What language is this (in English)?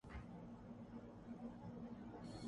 Urdu